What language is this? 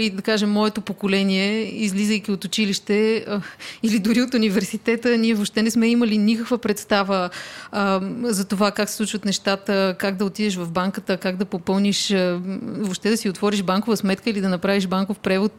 Bulgarian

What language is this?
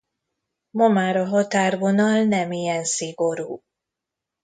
Hungarian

